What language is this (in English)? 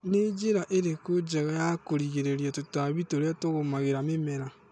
Kikuyu